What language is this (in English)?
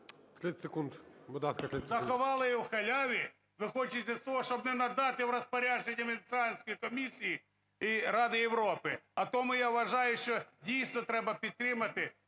Ukrainian